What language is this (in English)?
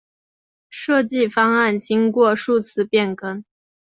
Chinese